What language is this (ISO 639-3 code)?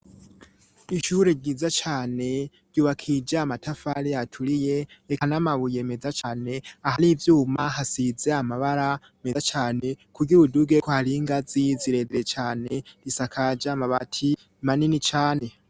run